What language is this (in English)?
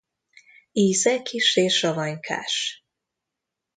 Hungarian